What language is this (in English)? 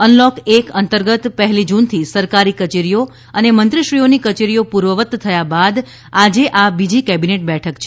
Gujarati